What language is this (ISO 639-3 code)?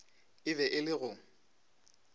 nso